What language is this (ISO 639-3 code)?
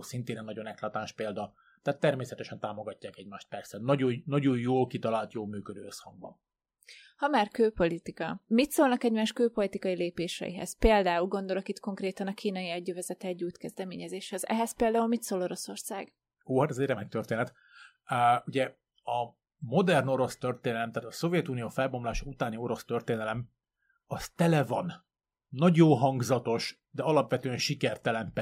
hun